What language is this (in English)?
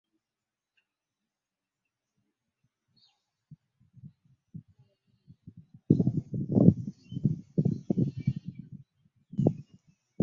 Ganda